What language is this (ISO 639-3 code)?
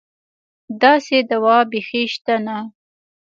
pus